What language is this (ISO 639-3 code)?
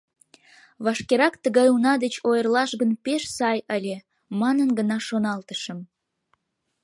chm